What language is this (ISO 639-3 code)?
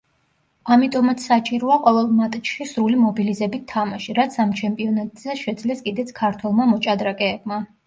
kat